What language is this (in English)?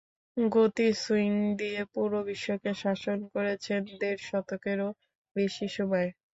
Bangla